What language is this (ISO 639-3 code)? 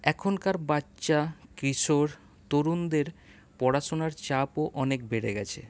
ben